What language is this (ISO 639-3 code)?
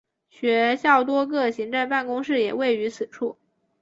zho